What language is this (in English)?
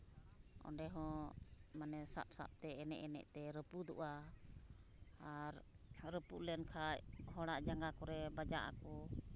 Santali